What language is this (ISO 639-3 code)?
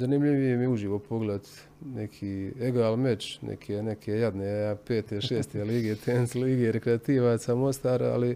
hrv